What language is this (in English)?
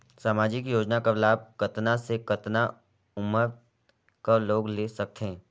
Chhattisgarhi